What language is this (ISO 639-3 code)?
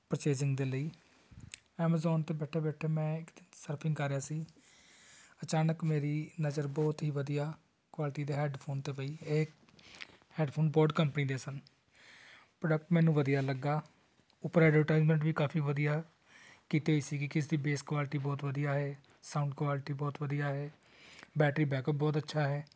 pan